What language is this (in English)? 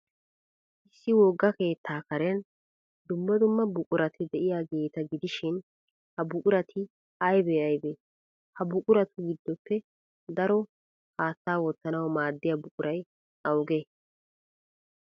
Wolaytta